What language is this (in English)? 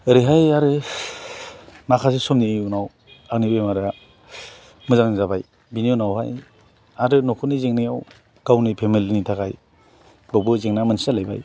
Bodo